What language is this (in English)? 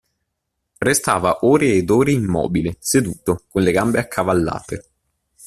Italian